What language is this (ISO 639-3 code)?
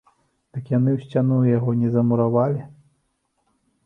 bel